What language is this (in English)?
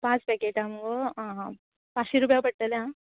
Konkani